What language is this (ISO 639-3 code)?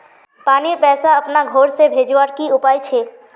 mag